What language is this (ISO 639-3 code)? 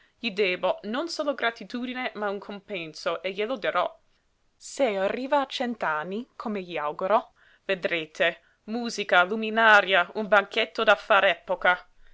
ita